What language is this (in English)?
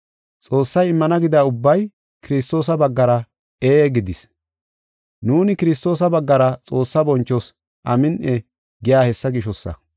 Gofa